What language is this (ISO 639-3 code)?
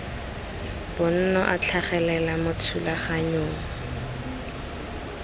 tsn